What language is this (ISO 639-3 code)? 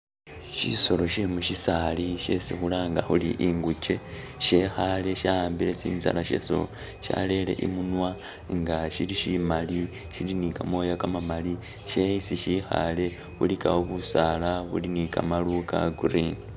myx